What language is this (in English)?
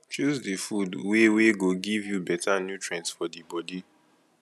Nigerian Pidgin